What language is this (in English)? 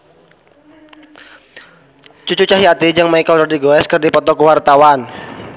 Sundanese